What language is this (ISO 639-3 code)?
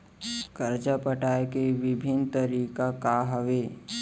hne